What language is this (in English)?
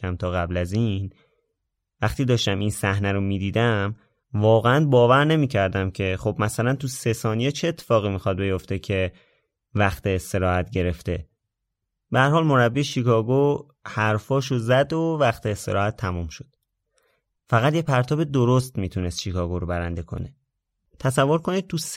Persian